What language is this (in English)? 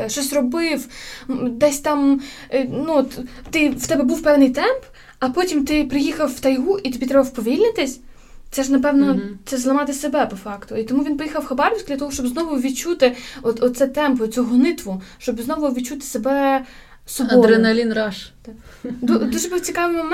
Ukrainian